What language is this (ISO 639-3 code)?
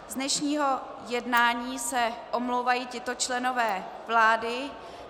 ces